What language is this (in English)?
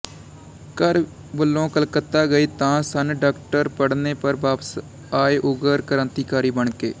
Punjabi